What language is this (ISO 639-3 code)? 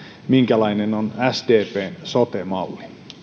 fin